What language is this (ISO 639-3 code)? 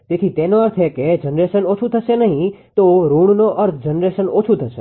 guj